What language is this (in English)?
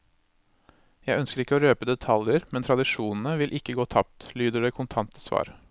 Norwegian